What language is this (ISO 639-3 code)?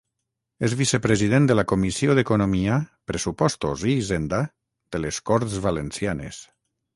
cat